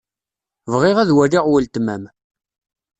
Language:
Kabyle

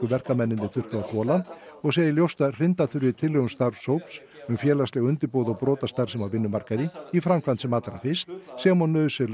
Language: Icelandic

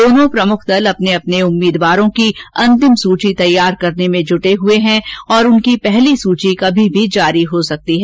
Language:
Hindi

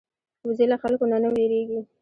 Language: Pashto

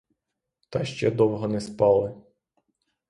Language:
Ukrainian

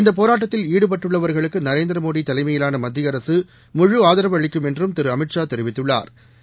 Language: Tamil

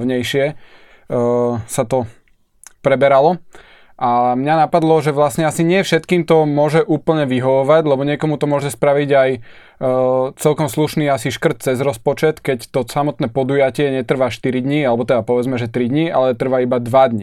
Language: Slovak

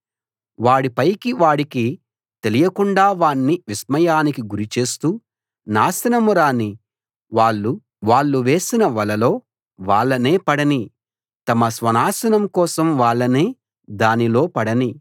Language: Telugu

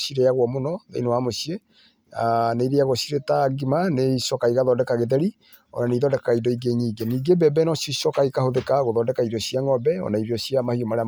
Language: Kikuyu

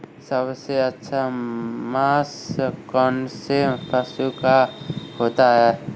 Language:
Hindi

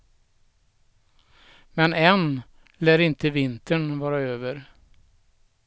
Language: Swedish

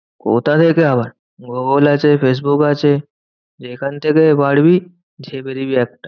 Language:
Bangla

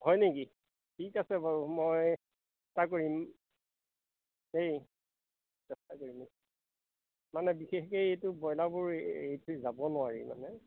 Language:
Assamese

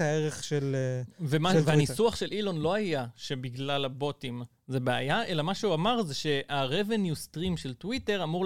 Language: Hebrew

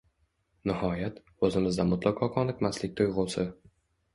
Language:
Uzbek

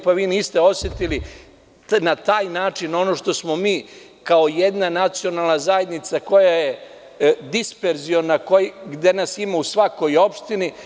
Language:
Serbian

